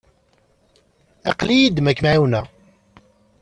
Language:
Kabyle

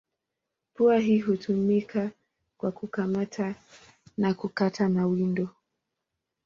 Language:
Swahili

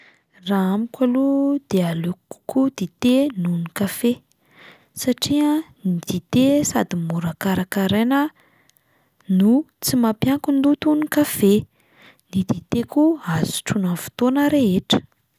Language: Malagasy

